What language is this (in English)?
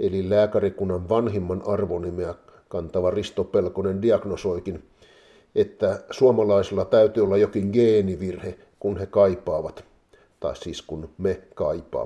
Finnish